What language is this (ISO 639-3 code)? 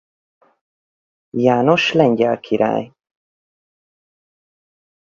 hun